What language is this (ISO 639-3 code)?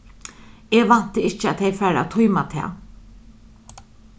fao